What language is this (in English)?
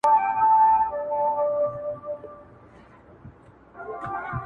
Pashto